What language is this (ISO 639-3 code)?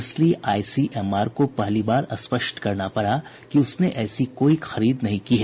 hin